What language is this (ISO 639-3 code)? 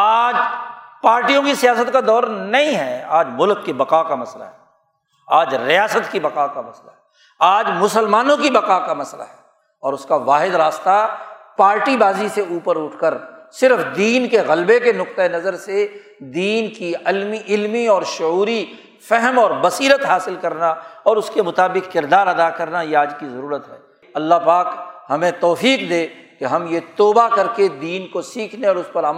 urd